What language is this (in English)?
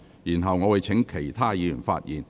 Cantonese